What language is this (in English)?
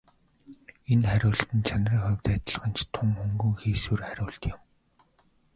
Mongolian